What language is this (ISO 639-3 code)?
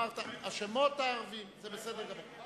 heb